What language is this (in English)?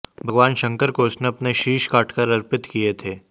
Hindi